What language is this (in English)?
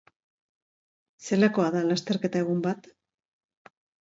Basque